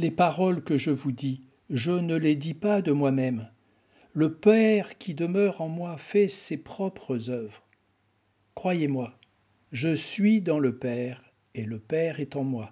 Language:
French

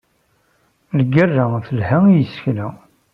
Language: Kabyle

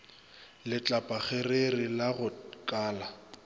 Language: Northern Sotho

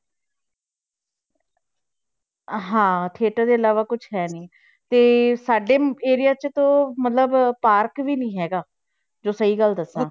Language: Punjabi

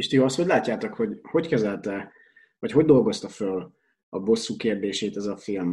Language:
Hungarian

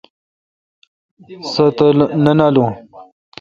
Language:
Kalkoti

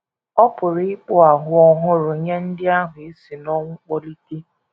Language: Igbo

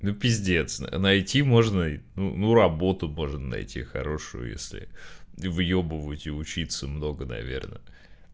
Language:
Russian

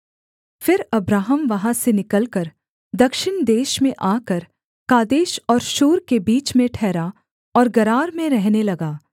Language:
Hindi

